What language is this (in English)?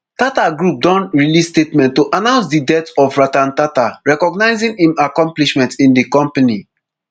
Nigerian Pidgin